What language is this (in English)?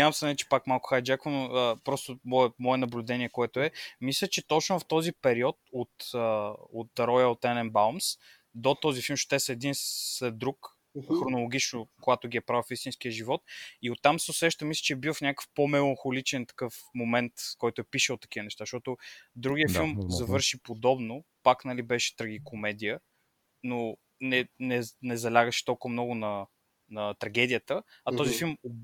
Bulgarian